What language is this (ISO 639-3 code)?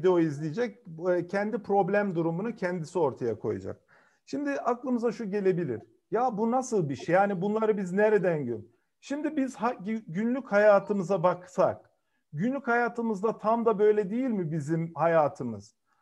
tur